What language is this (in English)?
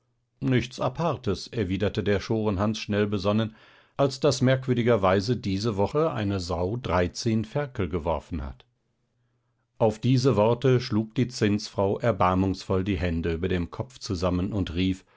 German